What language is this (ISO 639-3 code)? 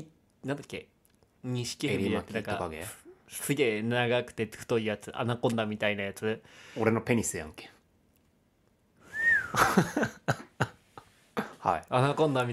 jpn